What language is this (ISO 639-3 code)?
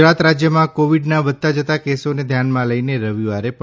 guj